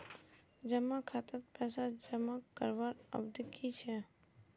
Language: Magahi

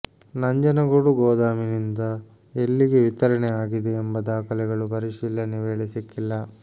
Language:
Kannada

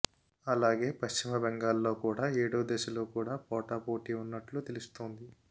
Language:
Telugu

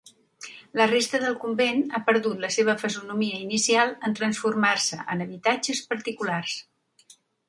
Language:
Catalan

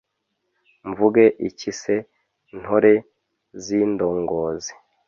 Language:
Kinyarwanda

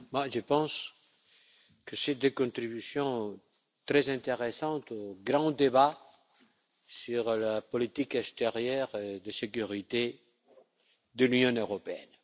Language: French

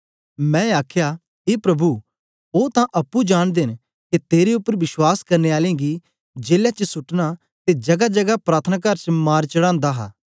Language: Dogri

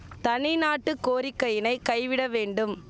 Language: Tamil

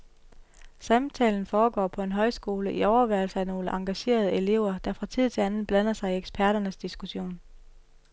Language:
Danish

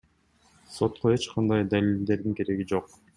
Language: Kyrgyz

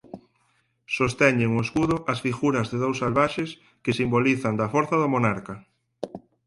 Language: Galician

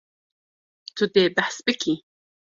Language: Kurdish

